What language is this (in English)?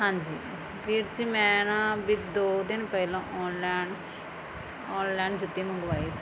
Punjabi